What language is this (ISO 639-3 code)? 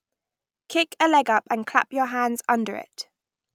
eng